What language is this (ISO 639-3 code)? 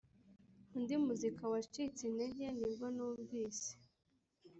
kin